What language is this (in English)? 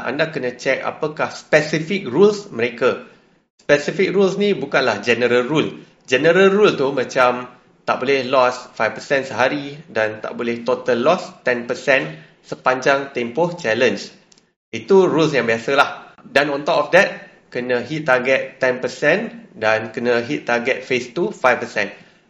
Malay